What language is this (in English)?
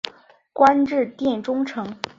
Chinese